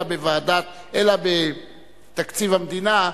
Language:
Hebrew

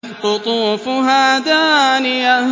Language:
Arabic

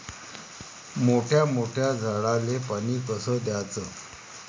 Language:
Marathi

